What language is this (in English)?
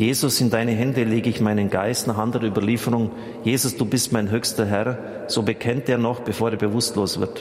German